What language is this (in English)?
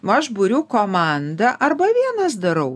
Lithuanian